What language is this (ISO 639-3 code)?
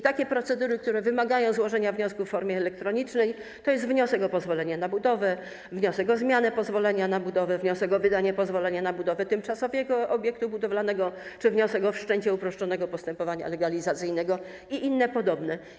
pol